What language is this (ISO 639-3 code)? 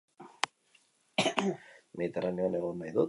eus